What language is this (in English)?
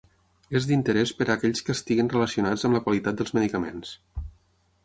Catalan